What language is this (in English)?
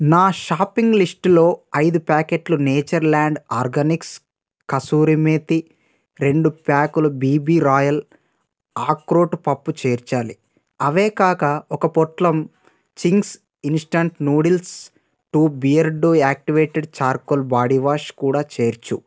Telugu